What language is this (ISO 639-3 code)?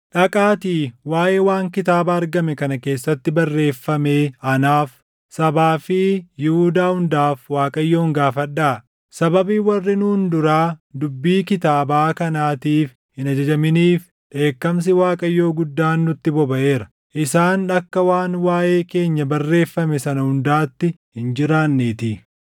orm